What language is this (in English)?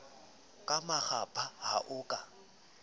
Southern Sotho